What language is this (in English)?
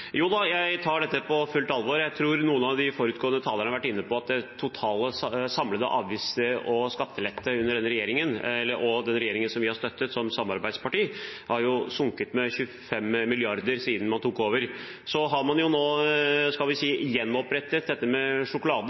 Norwegian Bokmål